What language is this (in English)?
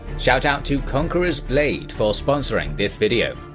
English